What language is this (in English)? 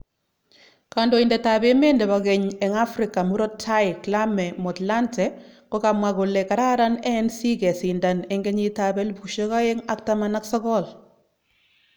Kalenjin